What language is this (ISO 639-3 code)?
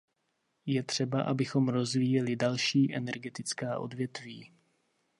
ces